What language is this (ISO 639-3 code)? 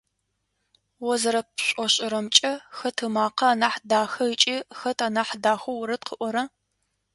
ady